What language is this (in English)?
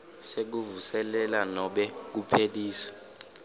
Swati